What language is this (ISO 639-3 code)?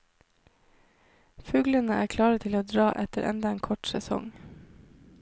nor